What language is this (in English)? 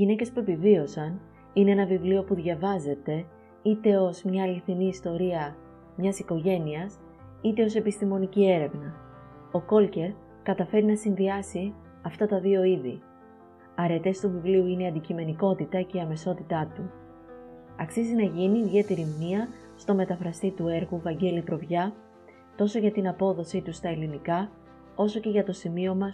Greek